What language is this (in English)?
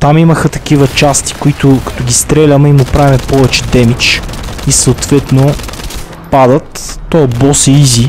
Bulgarian